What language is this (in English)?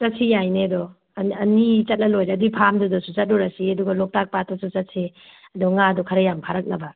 Manipuri